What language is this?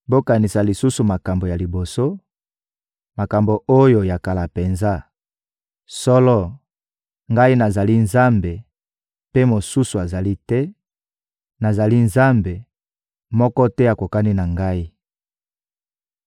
Lingala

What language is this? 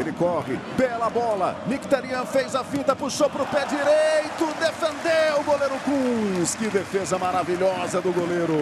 Portuguese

